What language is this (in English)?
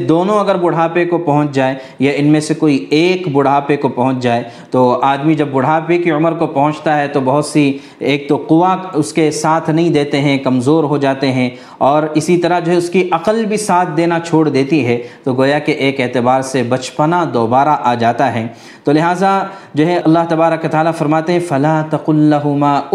Urdu